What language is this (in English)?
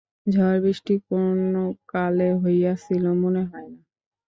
Bangla